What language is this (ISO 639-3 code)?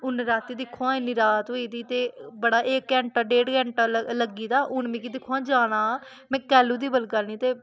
doi